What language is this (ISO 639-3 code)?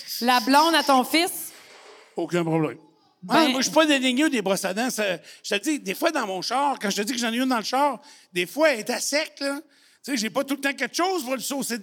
fra